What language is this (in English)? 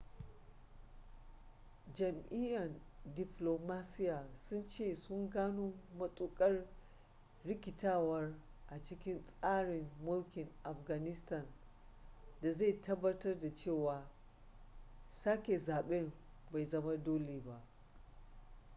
Hausa